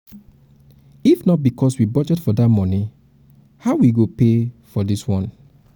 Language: Nigerian Pidgin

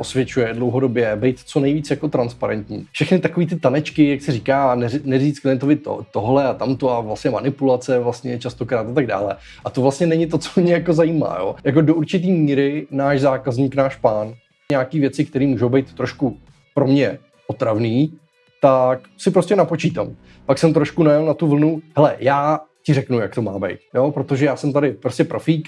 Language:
Czech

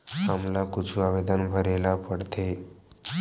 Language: Chhattisgarhi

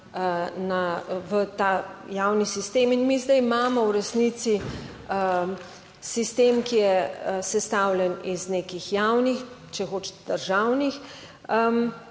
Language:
Slovenian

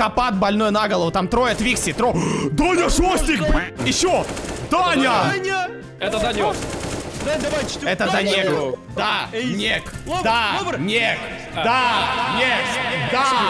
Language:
Russian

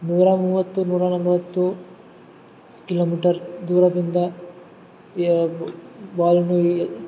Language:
Kannada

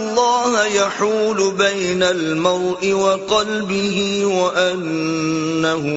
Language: Urdu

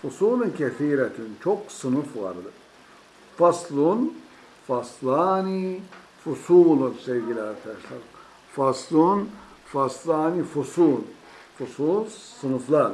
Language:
Turkish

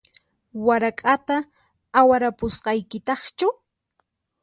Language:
Puno Quechua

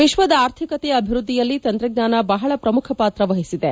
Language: Kannada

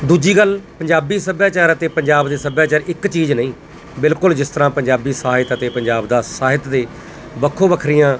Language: Punjabi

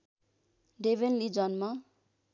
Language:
Nepali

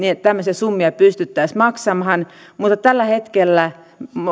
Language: Finnish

